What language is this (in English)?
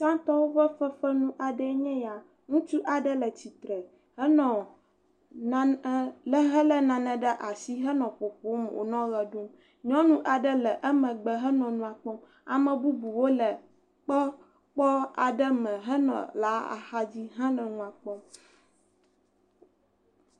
Ewe